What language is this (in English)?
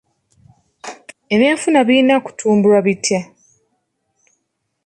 Ganda